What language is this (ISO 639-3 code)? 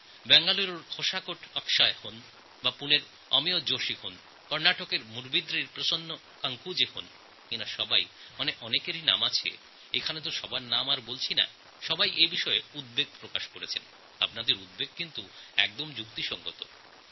ben